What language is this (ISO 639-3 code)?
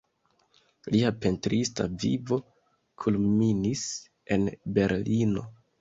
epo